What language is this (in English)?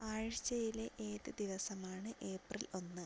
Malayalam